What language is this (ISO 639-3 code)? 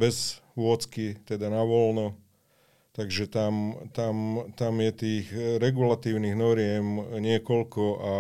slk